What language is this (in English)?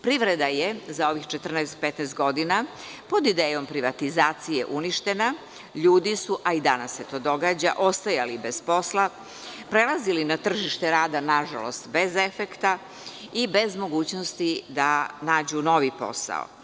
Serbian